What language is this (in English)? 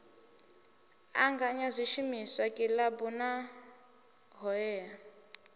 Venda